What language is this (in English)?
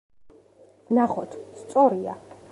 Georgian